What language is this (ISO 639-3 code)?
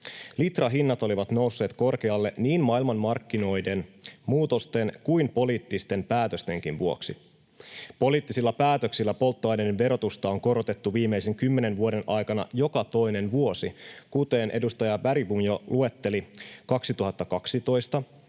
fin